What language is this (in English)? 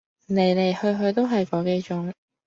Cantonese